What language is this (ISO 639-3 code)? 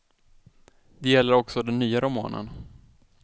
swe